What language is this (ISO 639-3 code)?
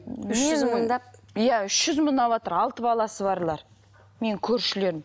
kaz